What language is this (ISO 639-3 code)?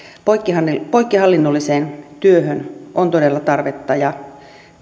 fin